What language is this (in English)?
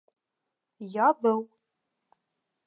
Bashkir